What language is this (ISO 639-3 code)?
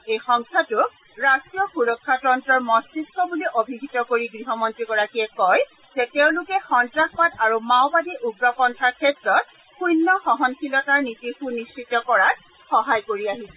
asm